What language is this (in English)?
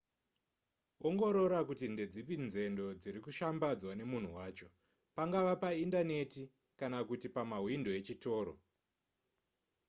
Shona